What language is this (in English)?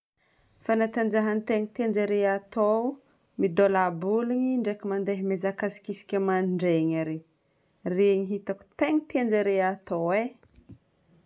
Northern Betsimisaraka Malagasy